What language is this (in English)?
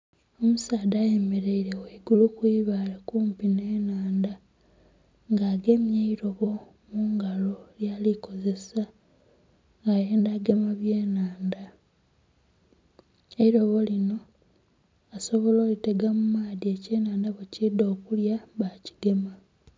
Soga